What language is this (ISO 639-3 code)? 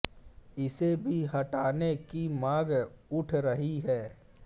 hin